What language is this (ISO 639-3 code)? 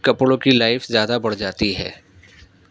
urd